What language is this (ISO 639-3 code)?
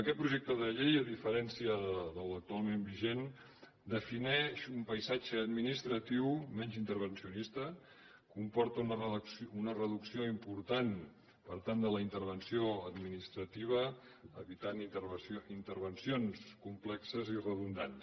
cat